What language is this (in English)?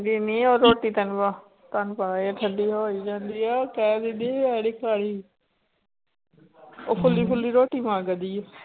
Punjabi